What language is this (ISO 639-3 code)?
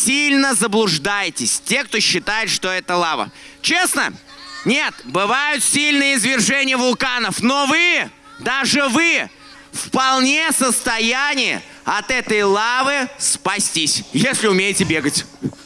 rus